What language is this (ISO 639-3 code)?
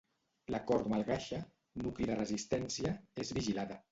cat